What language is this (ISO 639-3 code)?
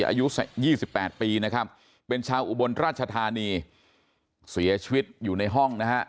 tha